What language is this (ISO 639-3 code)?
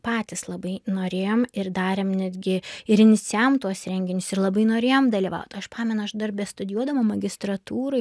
lit